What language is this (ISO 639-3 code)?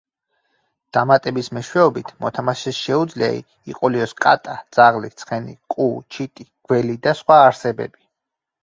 kat